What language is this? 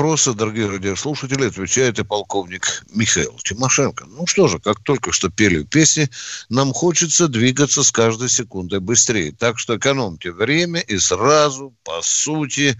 Russian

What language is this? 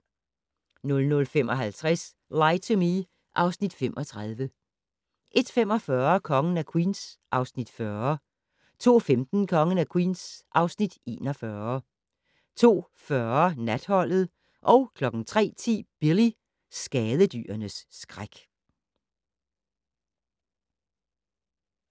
Danish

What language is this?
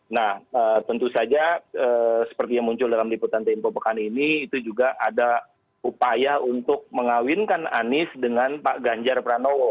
Indonesian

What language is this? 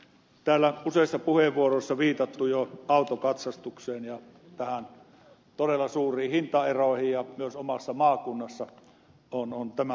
Finnish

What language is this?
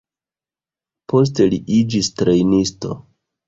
Esperanto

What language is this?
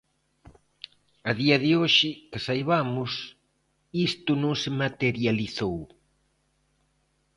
Galician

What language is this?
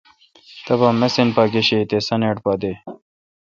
Kalkoti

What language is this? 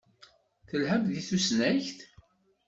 Kabyle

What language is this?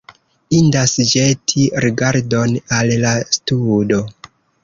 Esperanto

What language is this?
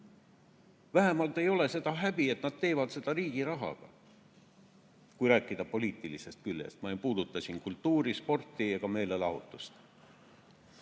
Estonian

